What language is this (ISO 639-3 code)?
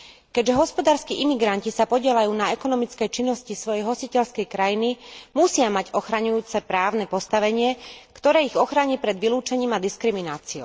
slk